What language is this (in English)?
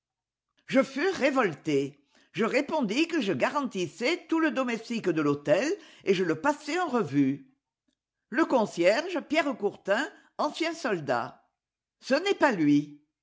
French